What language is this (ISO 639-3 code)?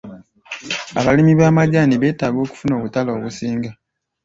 lug